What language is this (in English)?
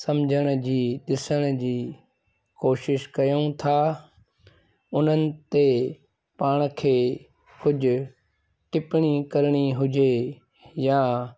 Sindhi